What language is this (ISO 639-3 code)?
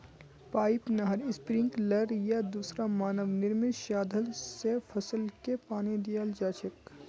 mag